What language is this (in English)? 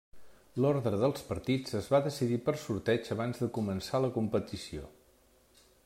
Catalan